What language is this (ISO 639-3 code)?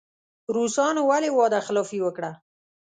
pus